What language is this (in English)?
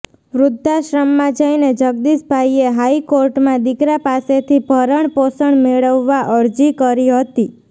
Gujarati